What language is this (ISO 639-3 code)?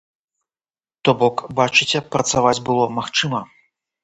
bel